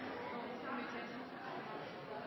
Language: Norwegian Nynorsk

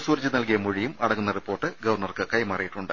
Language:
Malayalam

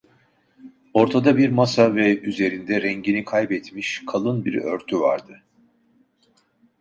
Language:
Turkish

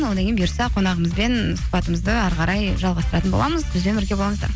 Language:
Kazakh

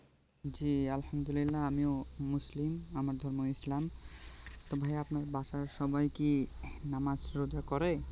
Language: Bangla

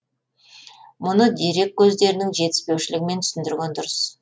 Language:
Kazakh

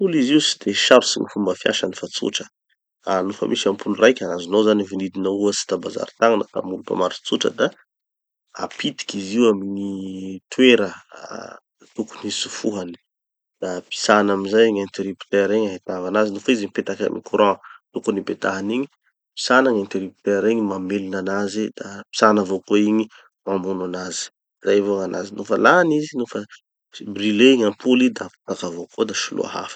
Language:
Tanosy Malagasy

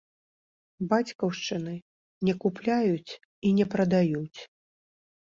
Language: Belarusian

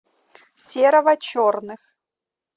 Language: Russian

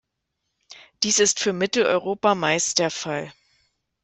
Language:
German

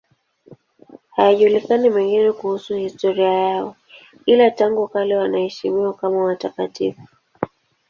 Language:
Swahili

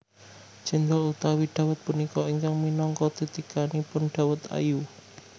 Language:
Javanese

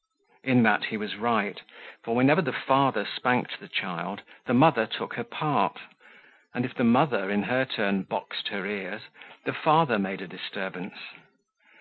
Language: English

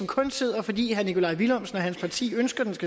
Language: Danish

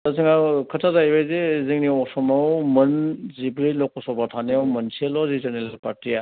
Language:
Bodo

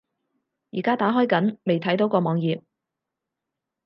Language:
Cantonese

